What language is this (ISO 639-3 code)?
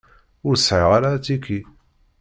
kab